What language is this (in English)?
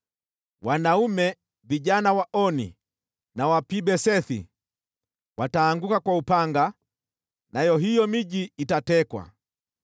Swahili